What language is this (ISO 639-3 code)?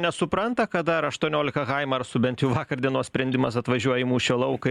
lit